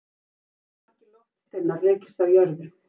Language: Icelandic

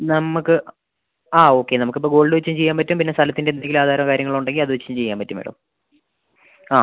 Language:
Malayalam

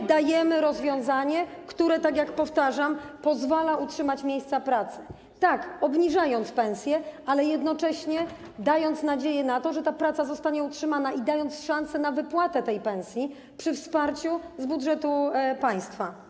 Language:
Polish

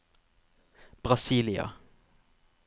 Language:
Norwegian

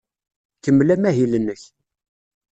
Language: Kabyle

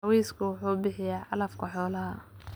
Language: Somali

